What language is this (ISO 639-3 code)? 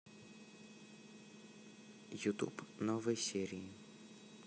rus